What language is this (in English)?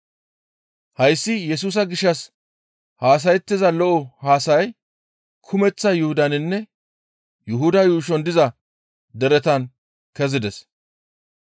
Gamo